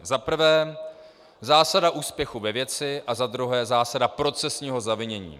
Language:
Czech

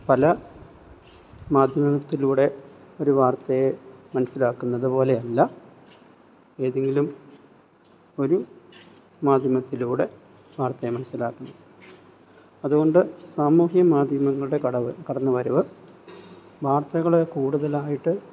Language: Malayalam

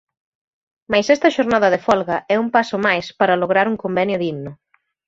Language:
Galician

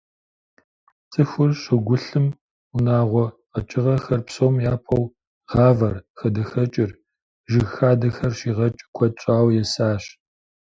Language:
Kabardian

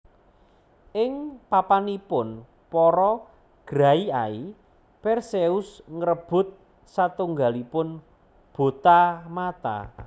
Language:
Javanese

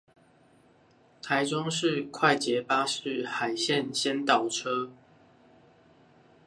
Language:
Chinese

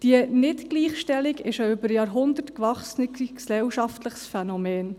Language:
Swiss German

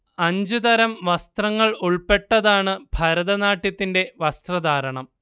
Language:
Malayalam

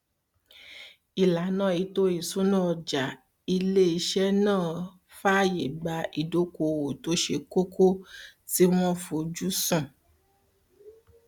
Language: Yoruba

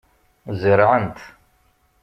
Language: Kabyle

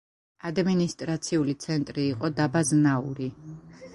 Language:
Georgian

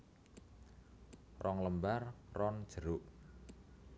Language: Javanese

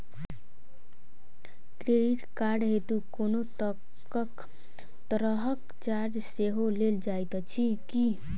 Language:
Maithili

